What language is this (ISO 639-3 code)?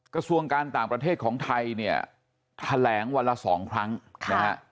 tha